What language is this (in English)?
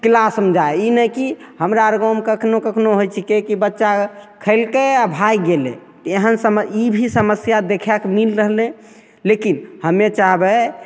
Maithili